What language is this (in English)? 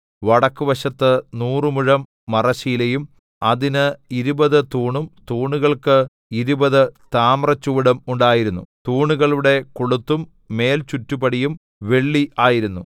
Malayalam